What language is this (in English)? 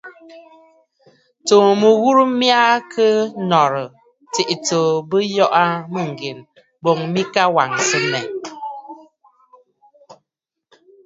Bafut